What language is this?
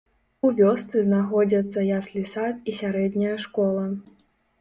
Belarusian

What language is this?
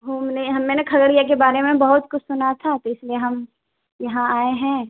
Urdu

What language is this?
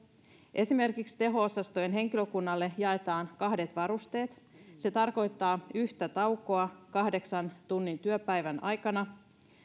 Finnish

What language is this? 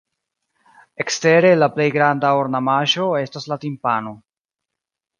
Esperanto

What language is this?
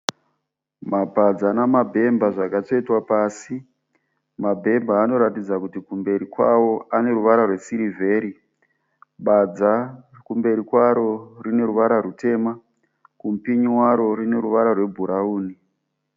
Shona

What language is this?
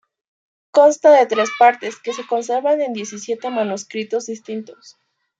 Spanish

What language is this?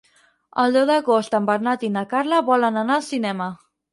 Catalan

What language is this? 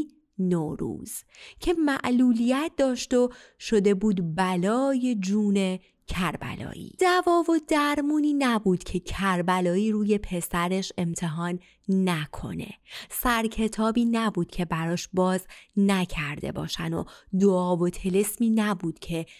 Persian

